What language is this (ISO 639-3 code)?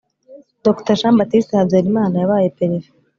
kin